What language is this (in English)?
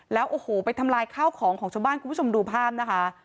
Thai